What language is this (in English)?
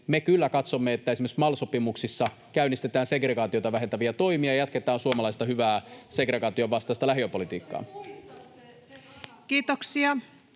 Finnish